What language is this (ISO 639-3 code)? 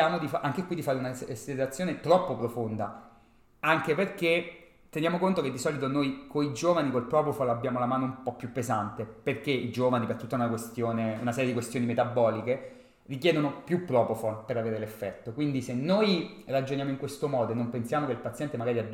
ita